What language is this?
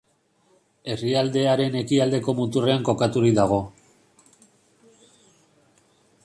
Basque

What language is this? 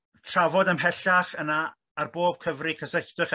Welsh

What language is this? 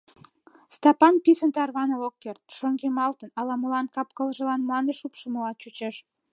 Mari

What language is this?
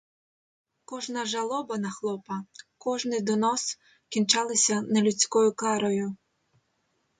Ukrainian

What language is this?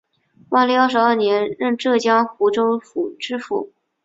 Chinese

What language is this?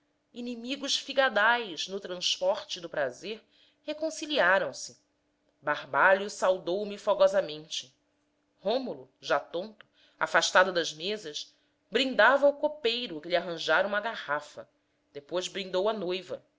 Portuguese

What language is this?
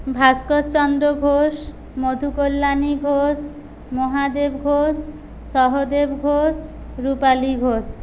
Bangla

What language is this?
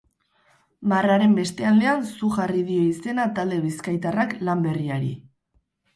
Basque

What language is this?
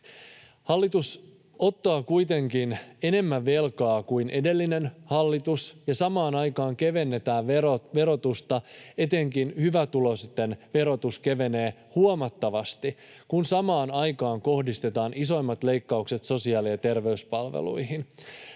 Finnish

